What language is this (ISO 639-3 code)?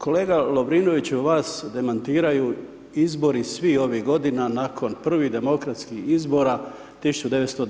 hrv